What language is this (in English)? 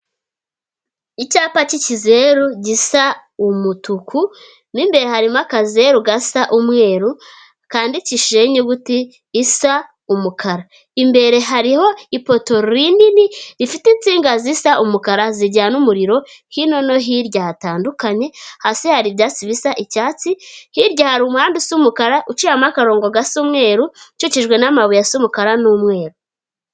Kinyarwanda